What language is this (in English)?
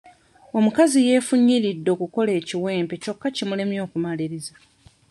Ganda